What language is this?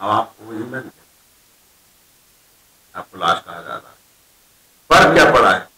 Hindi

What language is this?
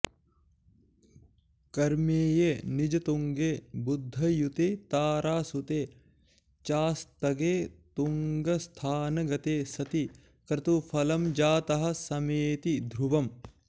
Sanskrit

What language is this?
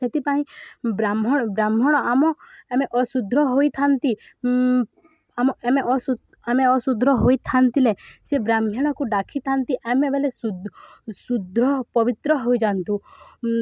Odia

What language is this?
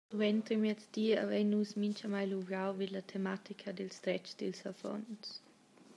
Romansh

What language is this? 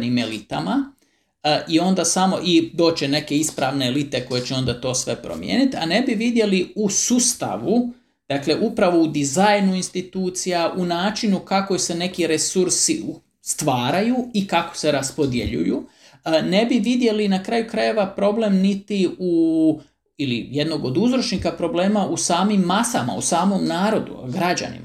Croatian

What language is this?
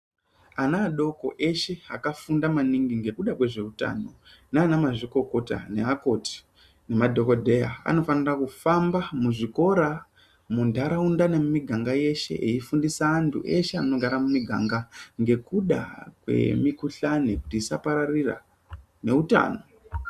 Ndau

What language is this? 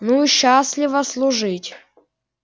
Russian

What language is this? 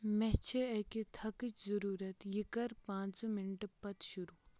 Kashmiri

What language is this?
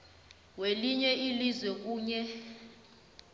South Ndebele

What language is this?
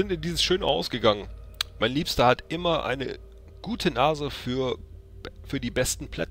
German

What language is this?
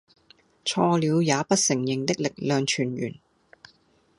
Cantonese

